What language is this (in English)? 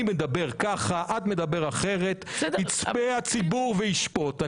Hebrew